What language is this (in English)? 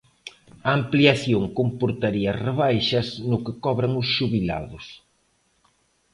Galician